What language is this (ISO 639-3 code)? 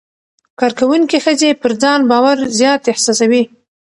pus